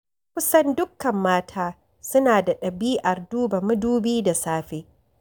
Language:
Hausa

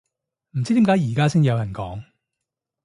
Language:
Cantonese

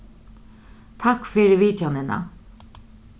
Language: Faroese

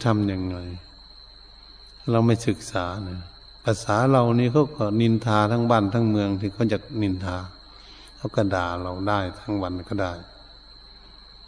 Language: Thai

